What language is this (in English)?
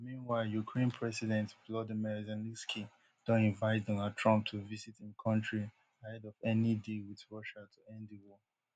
Nigerian Pidgin